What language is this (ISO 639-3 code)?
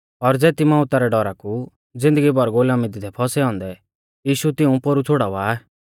bfz